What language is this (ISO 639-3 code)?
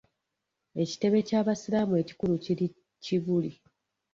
lug